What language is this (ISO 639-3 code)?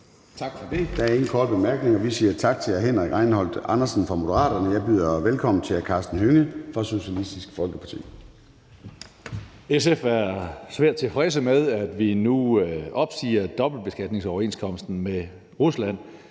dan